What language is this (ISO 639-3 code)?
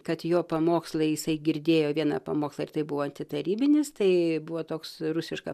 lit